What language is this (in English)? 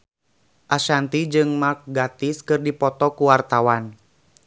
Sundanese